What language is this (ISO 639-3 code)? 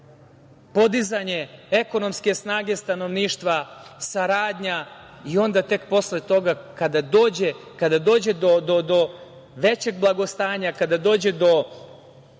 srp